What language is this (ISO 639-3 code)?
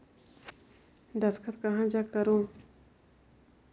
hne